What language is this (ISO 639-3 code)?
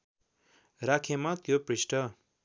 nep